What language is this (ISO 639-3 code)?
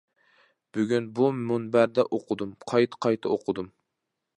uig